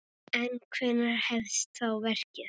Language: Icelandic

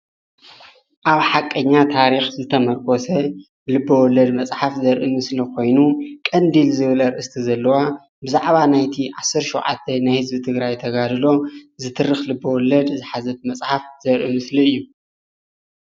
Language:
Tigrinya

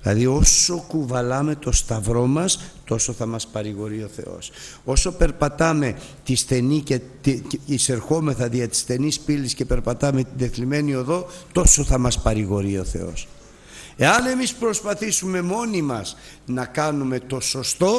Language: Greek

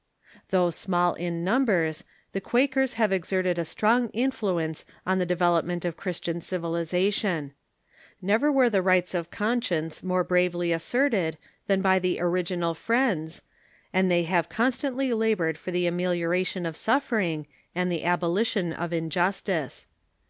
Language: English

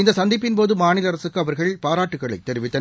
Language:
Tamil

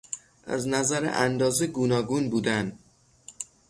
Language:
Persian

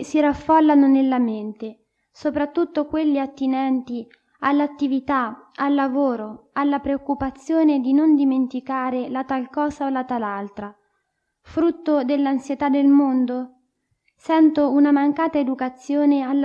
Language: Italian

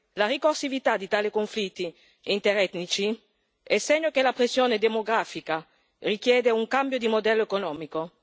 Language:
Italian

